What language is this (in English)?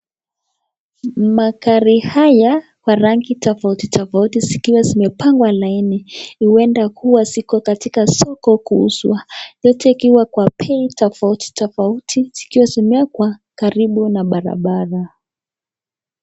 Swahili